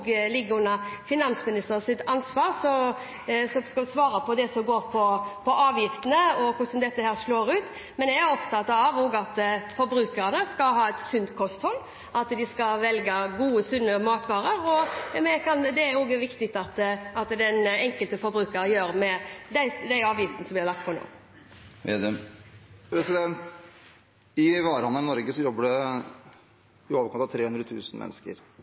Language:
Norwegian Bokmål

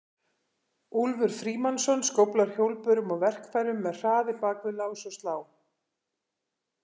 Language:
Icelandic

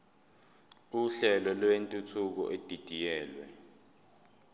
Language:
Zulu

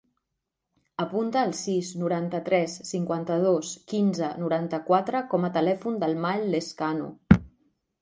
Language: Catalan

